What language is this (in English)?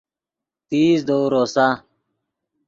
Yidgha